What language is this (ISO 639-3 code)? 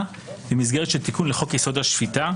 heb